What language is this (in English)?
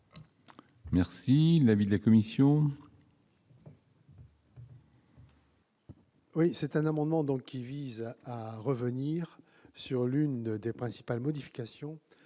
French